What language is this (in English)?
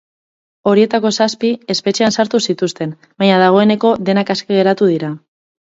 Basque